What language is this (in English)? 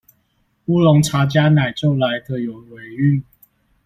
Chinese